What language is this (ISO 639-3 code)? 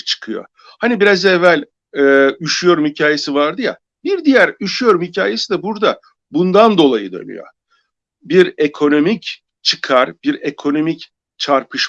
tur